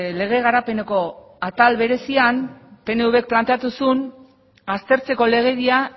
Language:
Basque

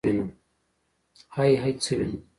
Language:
Pashto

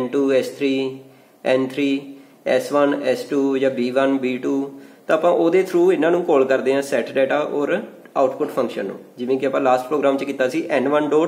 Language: Hindi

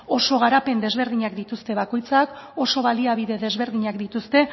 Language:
Basque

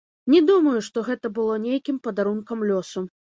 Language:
Belarusian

